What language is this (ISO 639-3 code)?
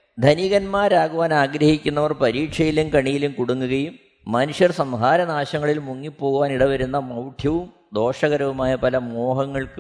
mal